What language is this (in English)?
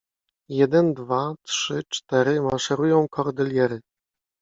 Polish